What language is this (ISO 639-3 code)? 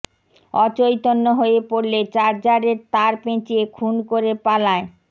ben